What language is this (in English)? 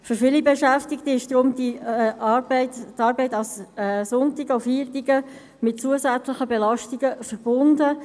Swiss German